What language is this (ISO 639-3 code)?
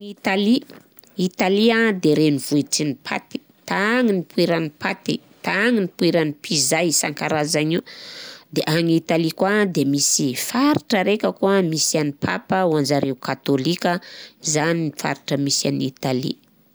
bzc